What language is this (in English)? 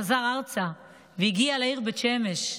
Hebrew